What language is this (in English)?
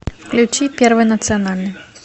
Russian